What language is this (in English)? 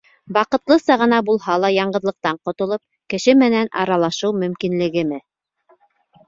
Bashkir